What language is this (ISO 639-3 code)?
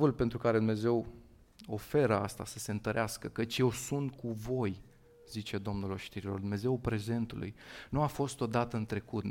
ron